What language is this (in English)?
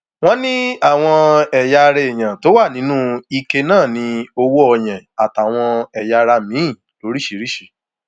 Yoruba